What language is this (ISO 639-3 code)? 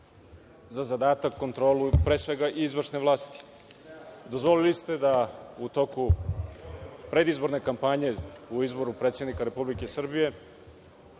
srp